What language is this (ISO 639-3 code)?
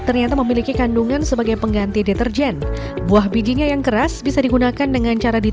ind